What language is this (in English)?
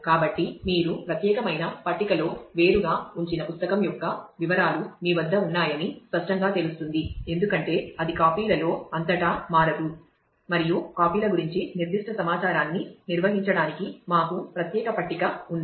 Telugu